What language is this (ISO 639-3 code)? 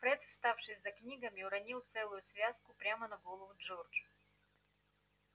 rus